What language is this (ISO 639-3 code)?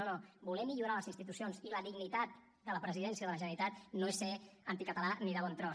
cat